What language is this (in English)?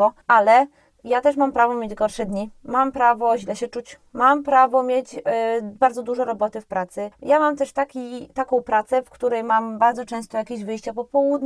Polish